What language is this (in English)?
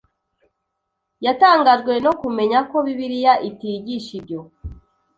Kinyarwanda